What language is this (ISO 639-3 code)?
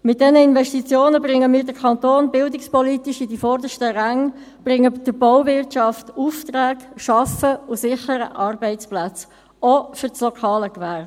gsw